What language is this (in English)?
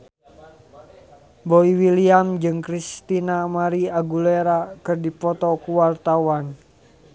Sundanese